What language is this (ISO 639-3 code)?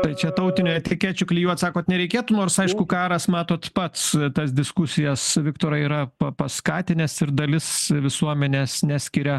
lit